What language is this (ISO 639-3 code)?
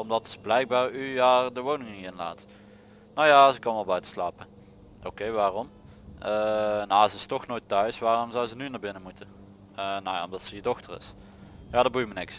nld